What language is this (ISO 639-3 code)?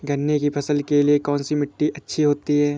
hin